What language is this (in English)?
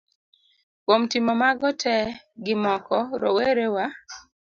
Luo (Kenya and Tanzania)